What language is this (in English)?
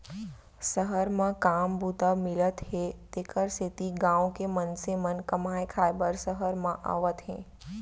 Chhattisgarhi